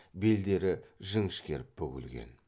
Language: Kazakh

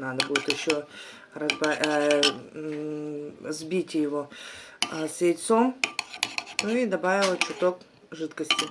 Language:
Russian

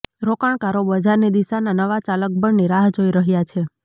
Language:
Gujarati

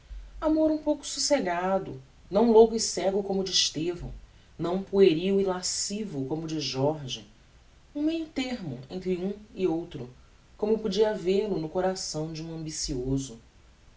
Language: Portuguese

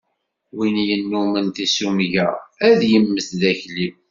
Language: Kabyle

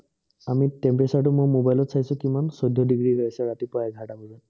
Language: Assamese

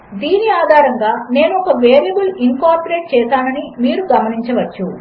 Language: Telugu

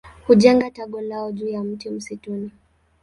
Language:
Swahili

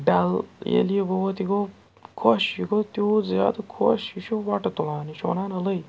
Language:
Kashmiri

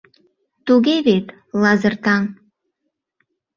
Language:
Mari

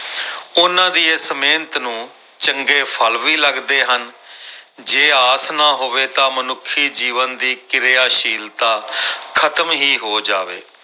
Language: Punjabi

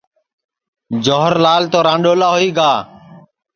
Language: Sansi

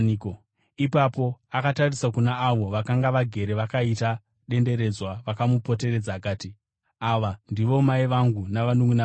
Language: Shona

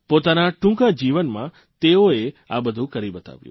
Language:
Gujarati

